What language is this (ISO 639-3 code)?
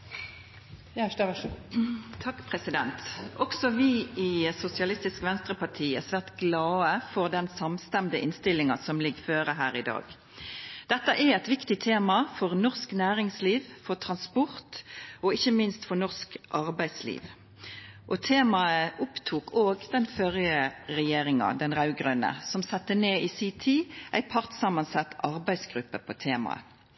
nno